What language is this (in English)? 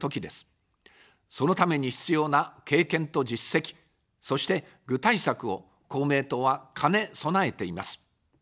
Japanese